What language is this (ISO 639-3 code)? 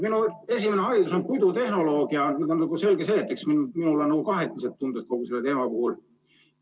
est